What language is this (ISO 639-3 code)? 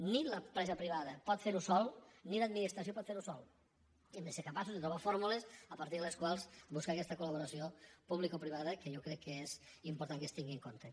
cat